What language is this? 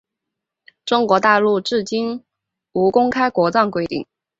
Chinese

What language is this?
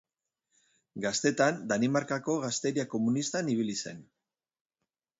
Basque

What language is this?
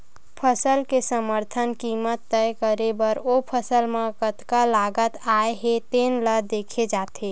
Chhattisgarhi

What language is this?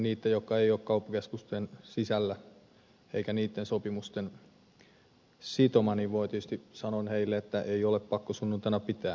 Finnish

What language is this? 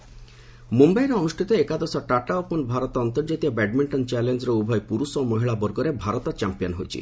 Odia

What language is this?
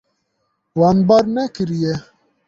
Kurdish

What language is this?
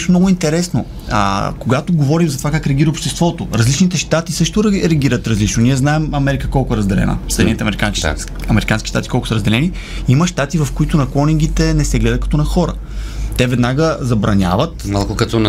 Bulgarian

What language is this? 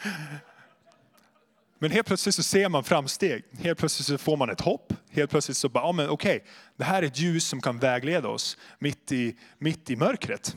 Swedish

